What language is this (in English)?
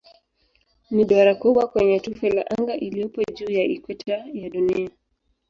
Swahili